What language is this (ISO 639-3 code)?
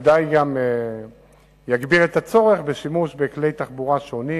heb